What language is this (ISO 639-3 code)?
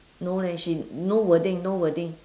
eng